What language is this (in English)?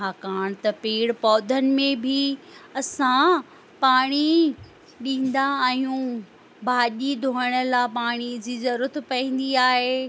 Sindhi